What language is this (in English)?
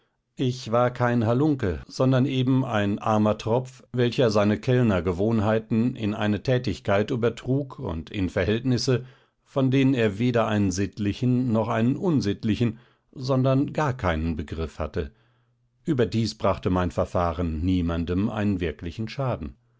German